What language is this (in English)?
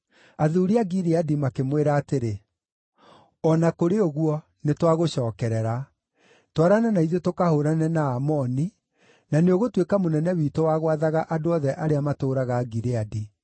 Kikuyu